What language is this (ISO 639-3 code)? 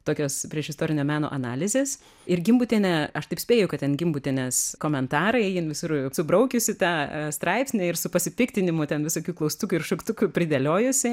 lit